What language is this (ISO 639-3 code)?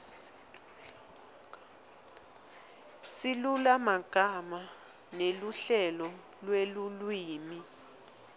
ssw